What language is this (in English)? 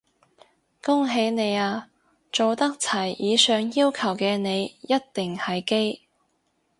Cantonese